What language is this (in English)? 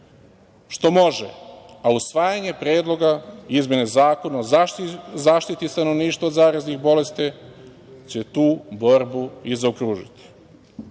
Serbian